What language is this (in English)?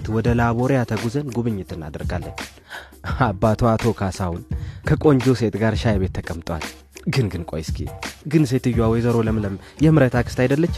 Amharic